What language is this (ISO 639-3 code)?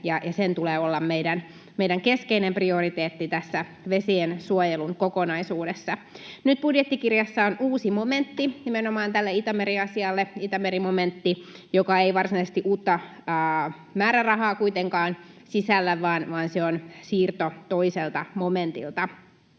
fin